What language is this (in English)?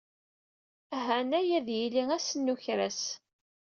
Kabyle